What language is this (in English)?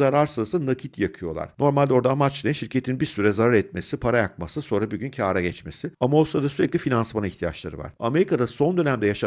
Turkish